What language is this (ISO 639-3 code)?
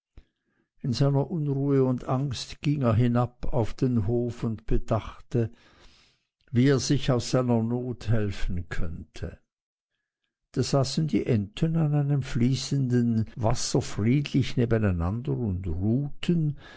deu